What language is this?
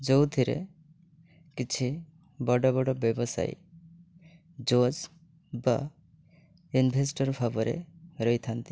Odia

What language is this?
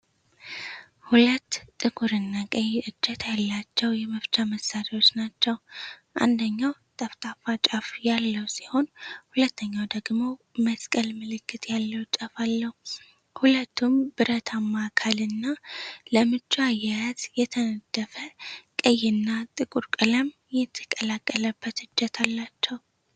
Amharic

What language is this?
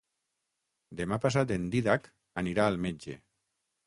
Catalan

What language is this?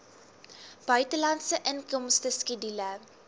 Afrikaans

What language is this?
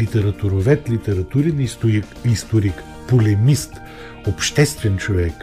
Bulgarian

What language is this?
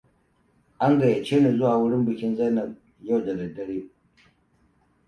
Hausa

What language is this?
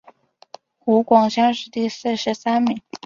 Chinese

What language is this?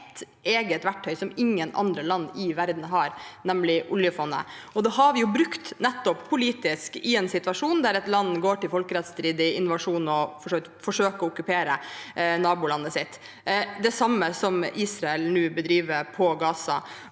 Norwegian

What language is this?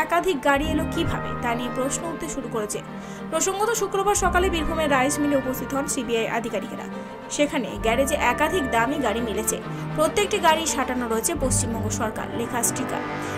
Romanian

